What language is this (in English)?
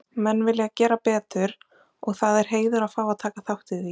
Icelandic